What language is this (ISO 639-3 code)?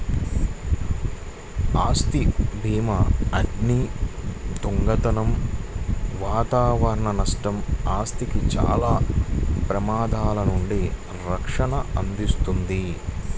tel